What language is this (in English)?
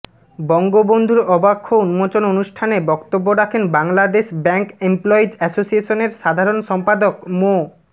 Bangla